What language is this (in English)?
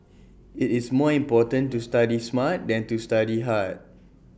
English